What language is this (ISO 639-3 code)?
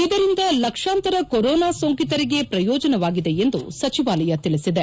kan